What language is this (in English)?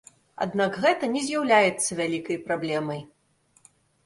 Belarusian